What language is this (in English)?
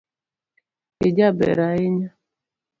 Luo (Kenya and Tanzania)